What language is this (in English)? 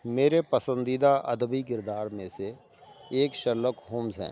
Urdu